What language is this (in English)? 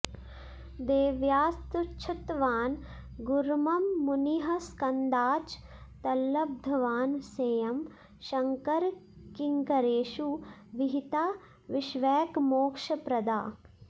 Sanskrit